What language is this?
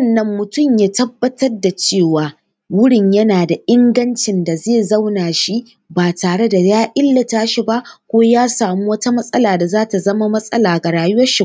Hausa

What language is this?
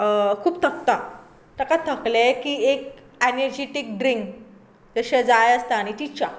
Konkani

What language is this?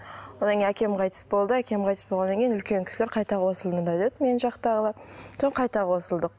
Kazakh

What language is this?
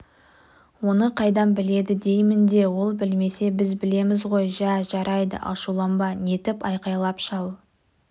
Kazakh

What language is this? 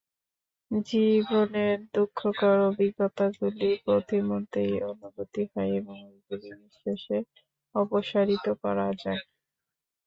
Bangla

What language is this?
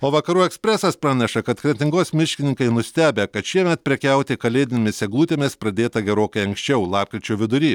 Lithuanian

